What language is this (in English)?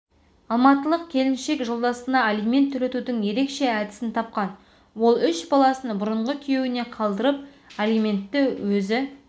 Kazakh